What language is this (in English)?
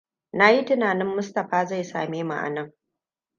Hausa